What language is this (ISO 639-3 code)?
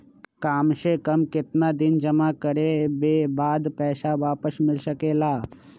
mag